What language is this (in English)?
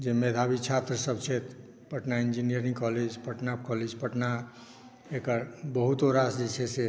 Maithili